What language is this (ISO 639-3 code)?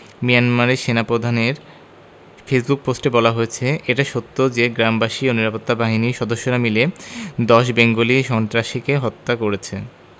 ben